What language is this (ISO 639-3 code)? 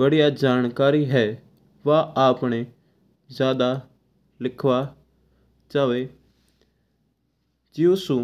mtr